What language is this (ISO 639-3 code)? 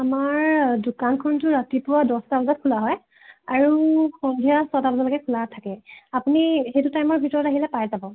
asm